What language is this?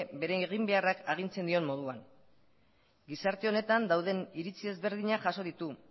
Basque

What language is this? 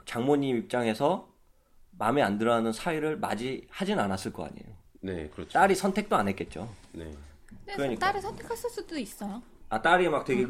Korean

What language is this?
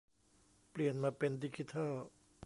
Thai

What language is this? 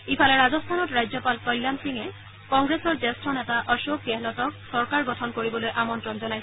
Assamese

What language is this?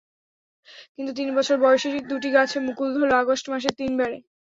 Bangla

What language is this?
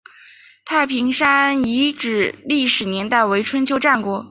Chinese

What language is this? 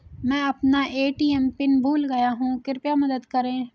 Hindi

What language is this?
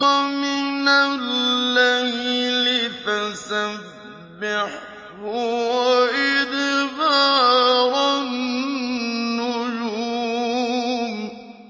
Arabic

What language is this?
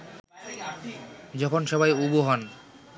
Bangla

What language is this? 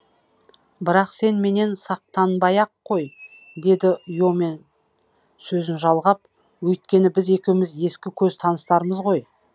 Kazakh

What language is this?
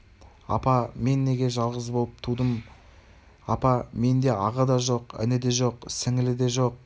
Kazakh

